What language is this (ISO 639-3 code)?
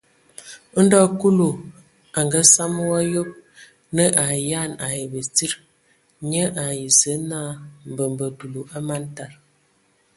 ewo